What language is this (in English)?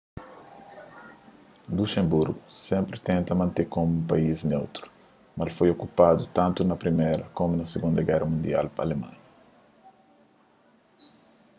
Kabuverdianu